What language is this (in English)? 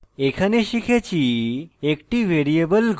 Bangla